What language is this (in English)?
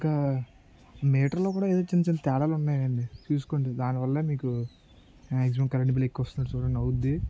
Telugu